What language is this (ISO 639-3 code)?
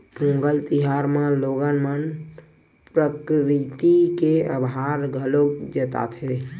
hne